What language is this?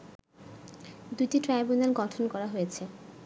Bangla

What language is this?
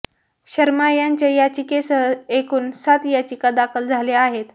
Marathi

